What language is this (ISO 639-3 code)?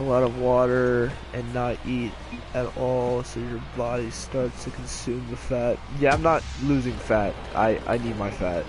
eng